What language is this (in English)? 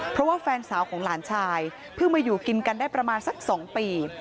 Thai